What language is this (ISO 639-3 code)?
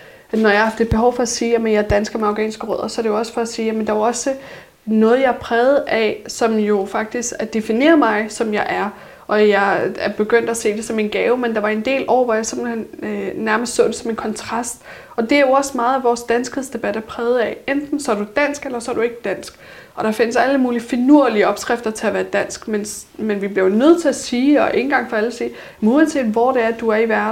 dan